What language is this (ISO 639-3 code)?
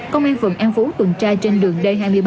vie